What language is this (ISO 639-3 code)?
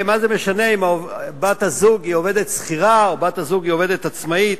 heb